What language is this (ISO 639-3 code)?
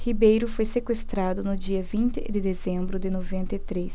por